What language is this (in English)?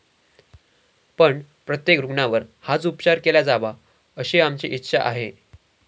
Marathi